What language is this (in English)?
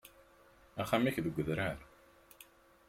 Kabyle